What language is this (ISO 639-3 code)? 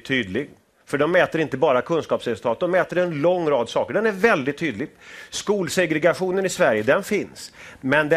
swe